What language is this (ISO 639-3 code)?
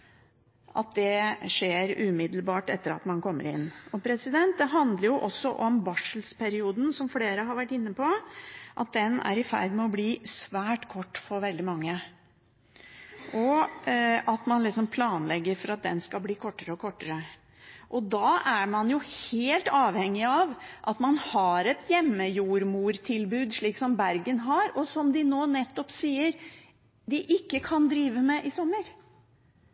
nob